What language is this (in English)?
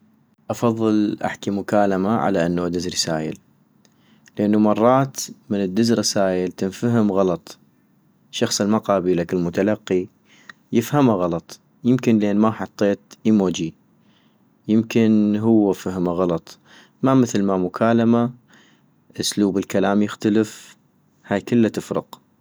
North Mesopotamian Arabic